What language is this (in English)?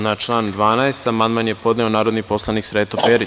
Serbian